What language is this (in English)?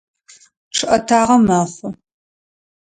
Adyghe